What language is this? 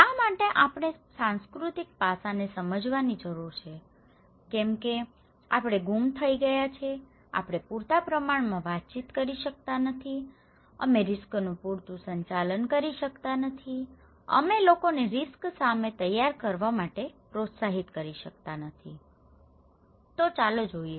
Gujarati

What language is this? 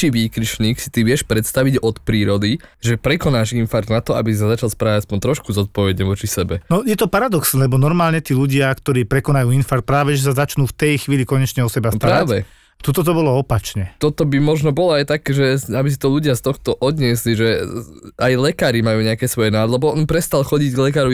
Slovak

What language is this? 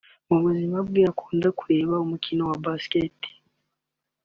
Kinyarwanda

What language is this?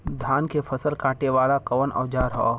Bhojpuri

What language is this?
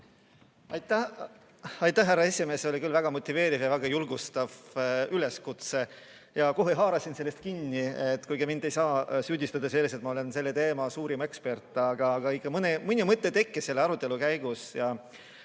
Estonian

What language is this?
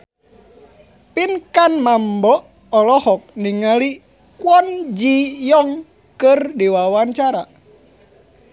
Sundanese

